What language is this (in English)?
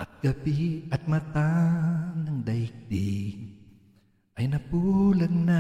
Filipino